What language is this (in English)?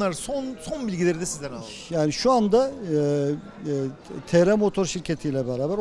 Turkish